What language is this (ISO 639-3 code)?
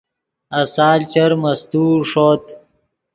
ydg